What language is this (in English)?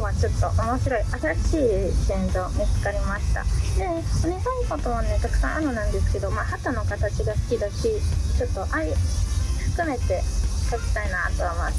Japanese